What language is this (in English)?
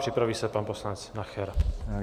Czech